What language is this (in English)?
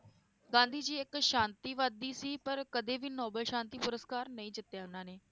Punjabi